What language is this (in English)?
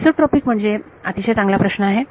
Marathi